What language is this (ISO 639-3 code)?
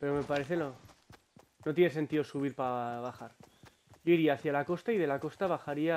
spa